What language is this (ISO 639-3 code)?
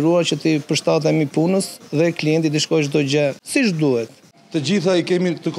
ron